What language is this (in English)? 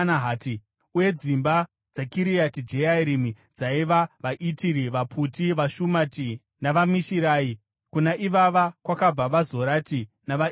Shona